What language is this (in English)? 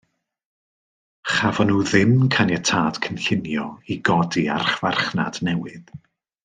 Welsh